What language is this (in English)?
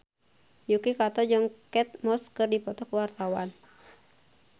Sundanese